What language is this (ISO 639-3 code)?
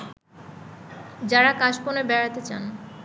ben